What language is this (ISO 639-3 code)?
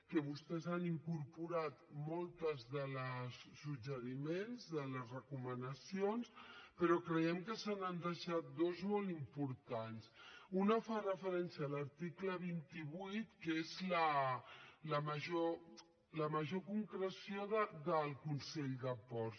cat